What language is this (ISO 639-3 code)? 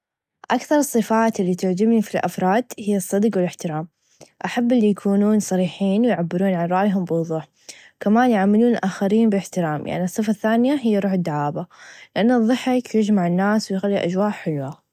ars